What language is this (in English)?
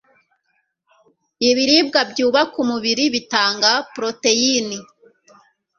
Kinyarwanda